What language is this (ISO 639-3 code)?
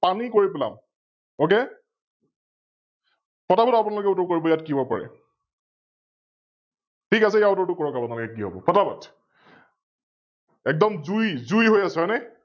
asm